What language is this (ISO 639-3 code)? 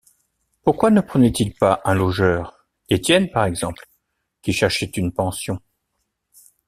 fra